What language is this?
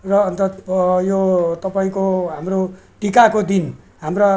Nepali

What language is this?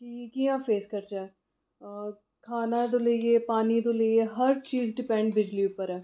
Dogri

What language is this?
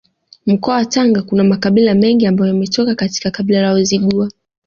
Swahili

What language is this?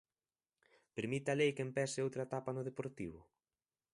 Galician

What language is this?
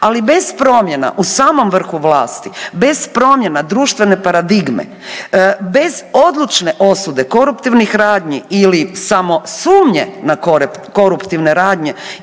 Croatian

